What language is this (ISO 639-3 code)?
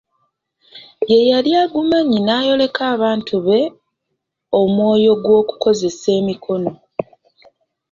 lug